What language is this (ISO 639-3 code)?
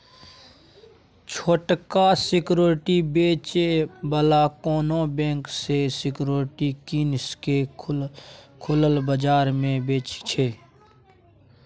mai